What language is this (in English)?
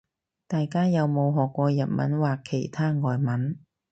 Cantonese